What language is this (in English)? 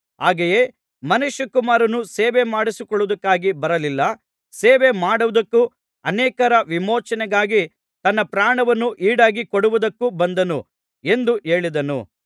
Kannada